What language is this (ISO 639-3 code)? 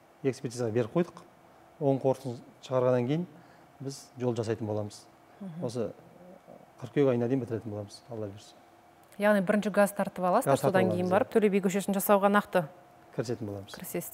tur